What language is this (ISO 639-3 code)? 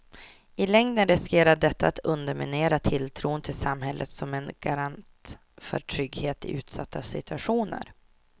swe